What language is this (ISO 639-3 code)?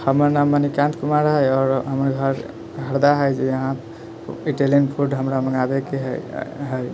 mai